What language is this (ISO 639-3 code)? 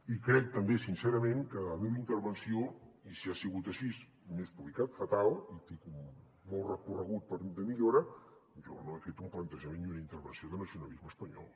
cat